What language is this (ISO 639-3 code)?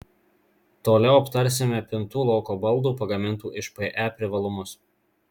lit